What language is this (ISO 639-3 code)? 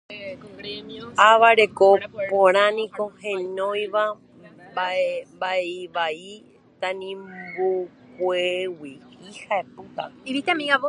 grn